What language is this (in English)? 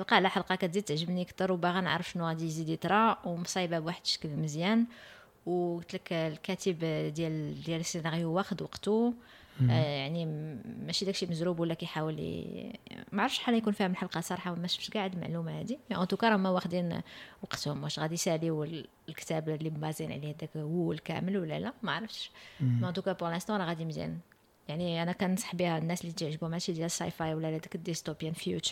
Arabic